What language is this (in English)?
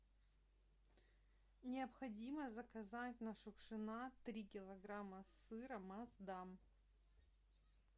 Russian